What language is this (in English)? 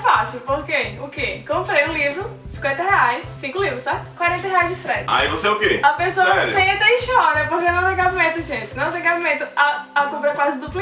Portuguese